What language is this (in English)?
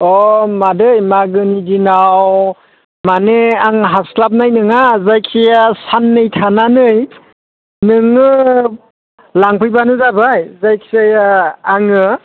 Bodo